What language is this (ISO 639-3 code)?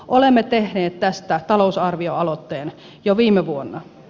fin